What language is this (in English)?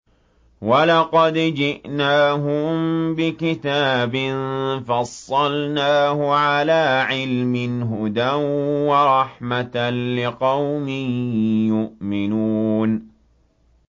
Arabic